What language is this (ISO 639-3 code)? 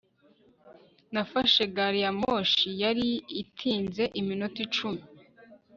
kin